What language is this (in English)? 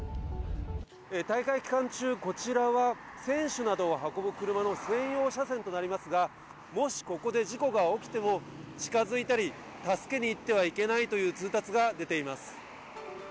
Japanese